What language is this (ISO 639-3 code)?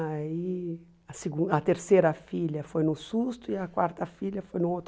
por